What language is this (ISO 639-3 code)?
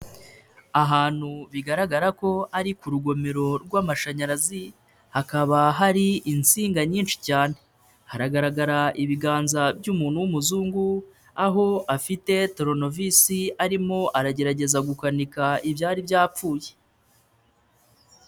kin